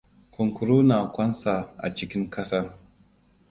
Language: Hausa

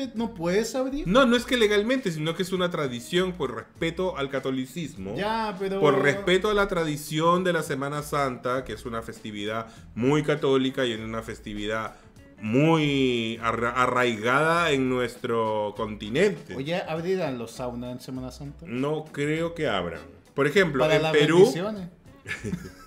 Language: Spanish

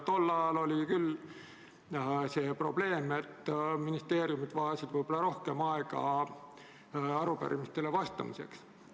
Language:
Estonian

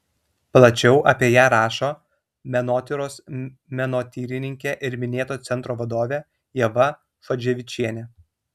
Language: Lithuanian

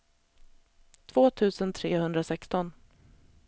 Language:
Swedish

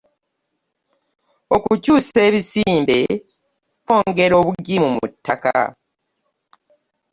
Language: Ganda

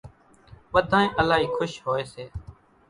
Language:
Kachi Koli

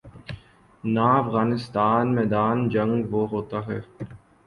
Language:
Urdu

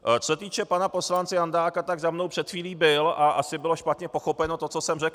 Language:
Czech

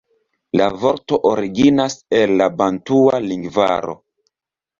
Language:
Esperanto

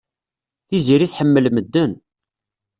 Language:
Kabyle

